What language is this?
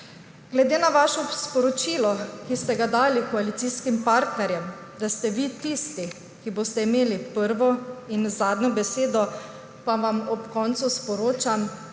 Slovenian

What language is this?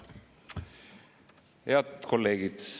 Estonian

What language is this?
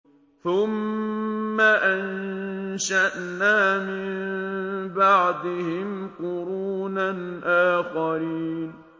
Arabic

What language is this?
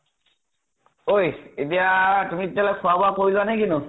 Assamese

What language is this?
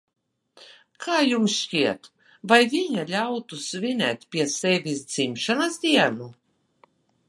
Latvian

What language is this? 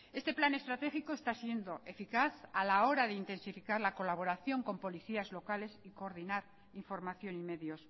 Spanish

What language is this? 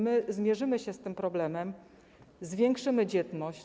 Polish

